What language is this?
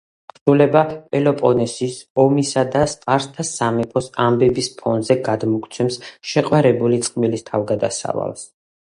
Georgian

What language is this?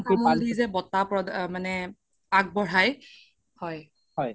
Assamese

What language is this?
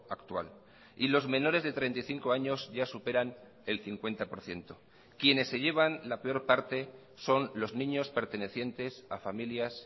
Spanish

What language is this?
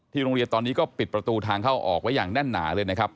Thai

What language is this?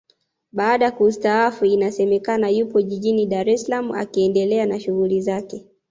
Swahili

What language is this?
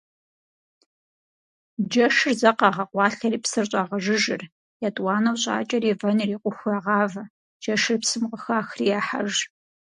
Kabardian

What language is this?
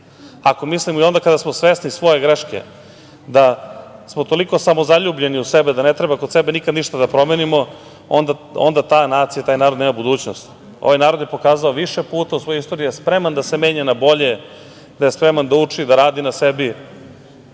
Serbian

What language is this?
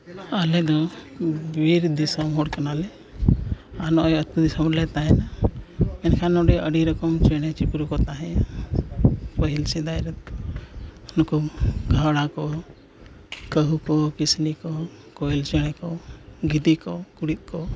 Santali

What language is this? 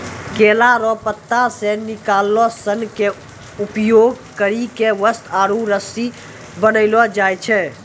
Maithili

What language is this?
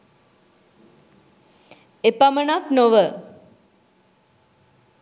Sinhala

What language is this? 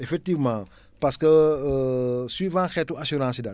Wolof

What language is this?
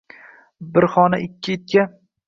Uzbek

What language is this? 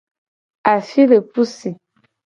Gen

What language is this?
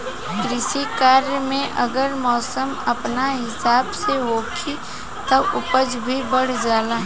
Bhojpuri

